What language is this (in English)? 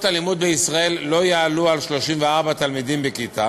Hebrew